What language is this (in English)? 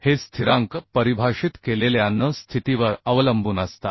Marathi